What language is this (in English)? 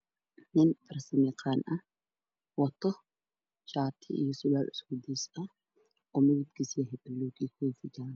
Somali